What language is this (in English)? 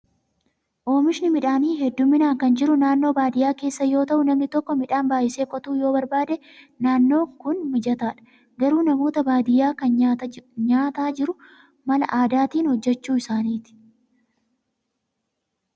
Oromo